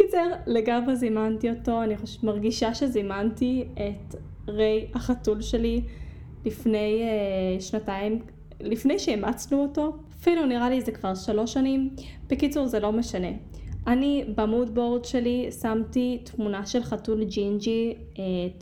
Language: Hebrew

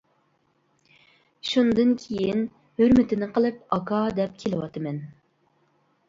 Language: Uyghur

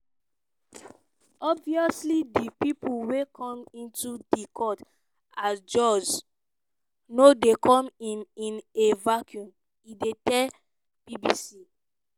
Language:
Nigerian Pidgin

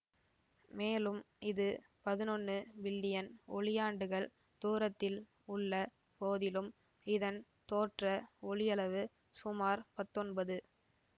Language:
Tamil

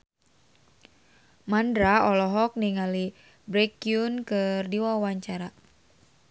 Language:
Sundanese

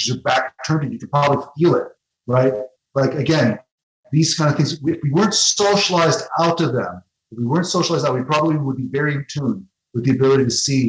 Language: English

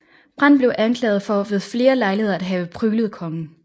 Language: Danish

